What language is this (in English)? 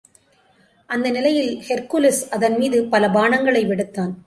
Tamil